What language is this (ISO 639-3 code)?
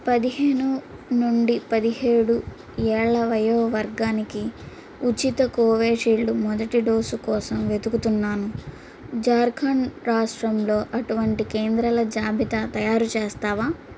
tel